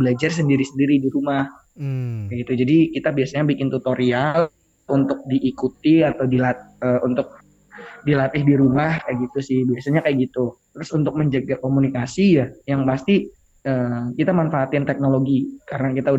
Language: Indonesian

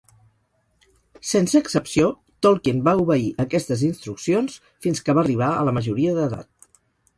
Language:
Catalan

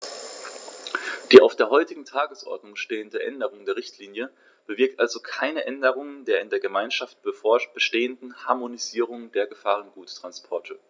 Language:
German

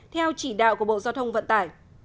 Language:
Vietnamese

